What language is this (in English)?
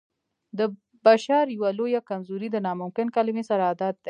Pashto